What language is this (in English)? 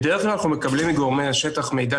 Hebrew